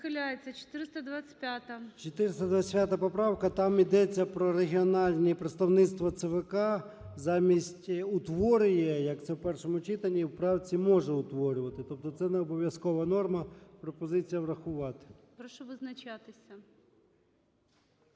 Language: Ukrainian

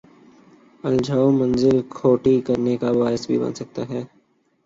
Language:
Urdu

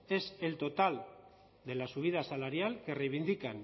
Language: Spanish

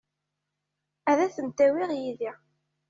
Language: Kabyle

